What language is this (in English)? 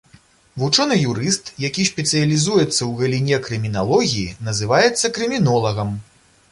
Belarusian